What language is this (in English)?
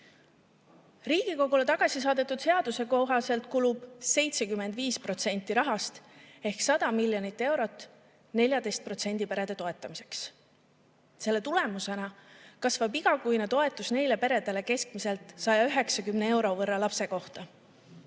Estonian